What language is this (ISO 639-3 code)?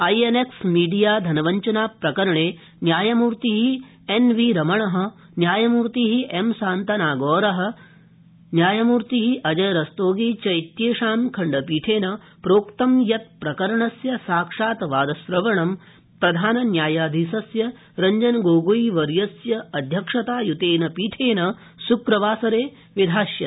san